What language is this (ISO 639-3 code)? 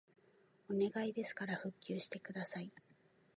jpn